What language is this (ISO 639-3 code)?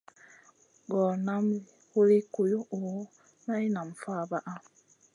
mcn